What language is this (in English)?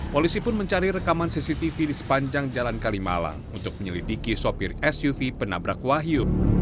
Indonesian